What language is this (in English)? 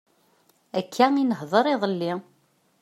Kabyle